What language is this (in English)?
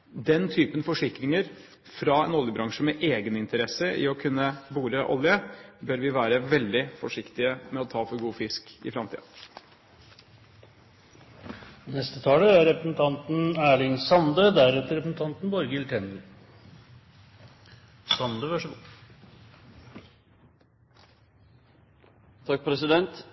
Norwegian